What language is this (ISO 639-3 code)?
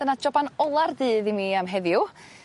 cym